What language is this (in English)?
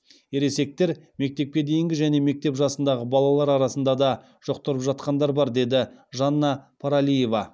Kazakh